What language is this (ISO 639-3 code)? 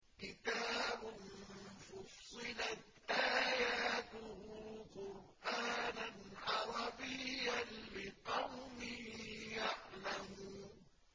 ara